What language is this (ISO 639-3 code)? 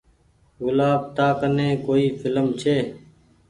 gig